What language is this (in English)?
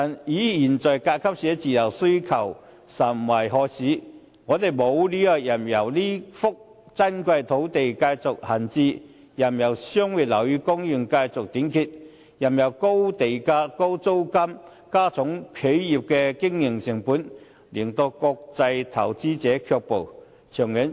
Cantonese